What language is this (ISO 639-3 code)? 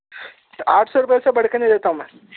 urd